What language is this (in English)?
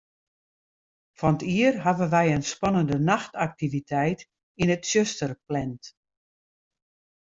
Western Frisian